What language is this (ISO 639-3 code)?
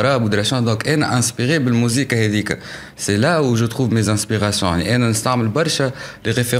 ara